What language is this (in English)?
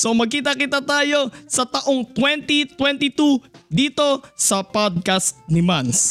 Filipino